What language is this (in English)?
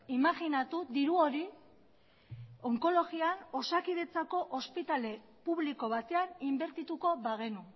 Basque